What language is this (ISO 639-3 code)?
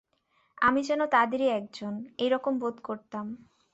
ben